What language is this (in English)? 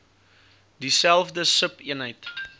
Afrikaans